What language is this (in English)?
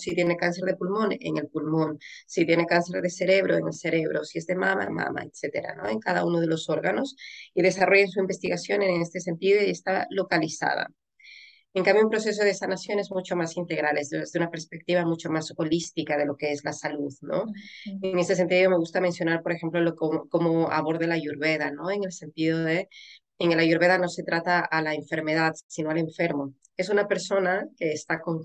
Spanish